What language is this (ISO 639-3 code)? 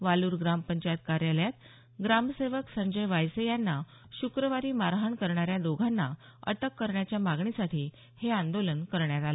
mar